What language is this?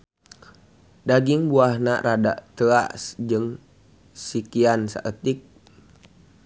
Sundanese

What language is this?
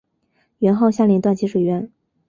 Chinese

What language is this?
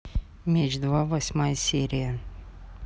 Russian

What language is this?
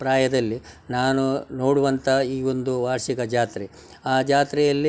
Kannada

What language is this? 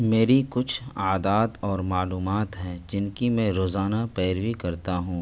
Urdu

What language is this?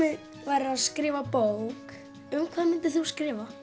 Icelandic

